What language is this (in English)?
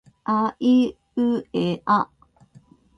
Japanese